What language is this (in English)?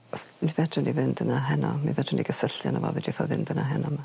Welsh